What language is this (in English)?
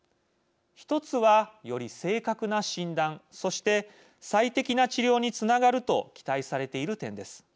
Japanese